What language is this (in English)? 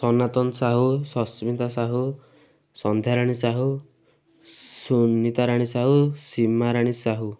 Odia